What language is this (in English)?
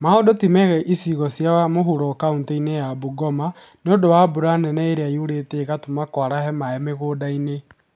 Kikuyu